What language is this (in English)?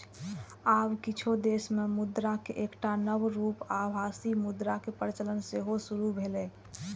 Maithili